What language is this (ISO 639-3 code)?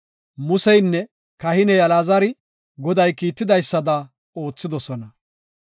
gof